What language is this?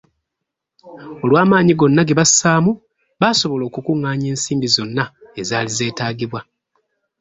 Ganda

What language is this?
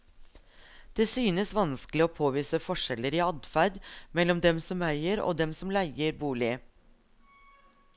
Norwegian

